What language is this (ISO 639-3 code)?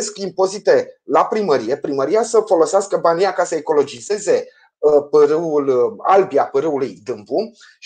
ron